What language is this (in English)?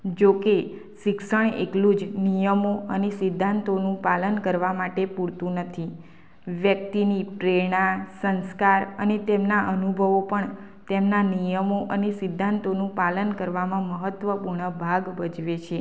Gujarati